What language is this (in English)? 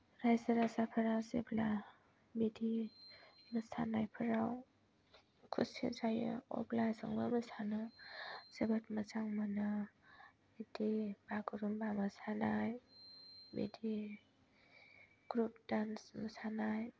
Bodo